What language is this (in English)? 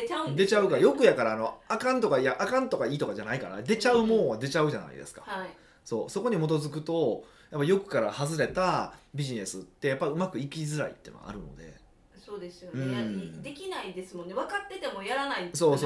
Japanese